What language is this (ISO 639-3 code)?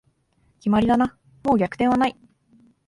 jpn